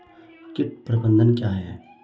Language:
Hindi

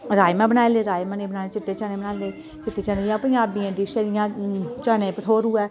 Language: Dogri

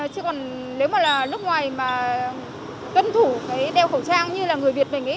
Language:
Vietnamese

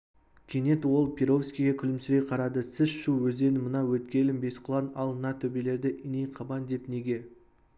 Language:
Kazakh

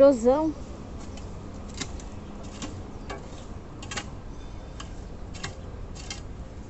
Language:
Portuguese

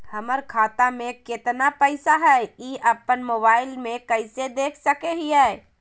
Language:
Magahi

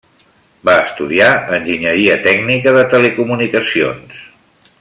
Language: Catalan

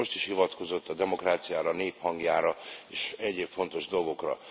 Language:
Hungarian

